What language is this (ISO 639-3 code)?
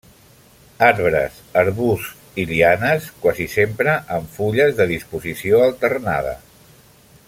cat